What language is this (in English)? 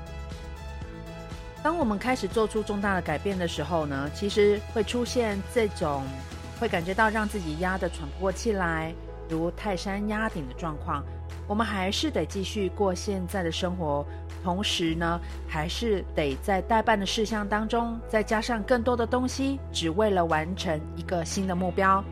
Chinese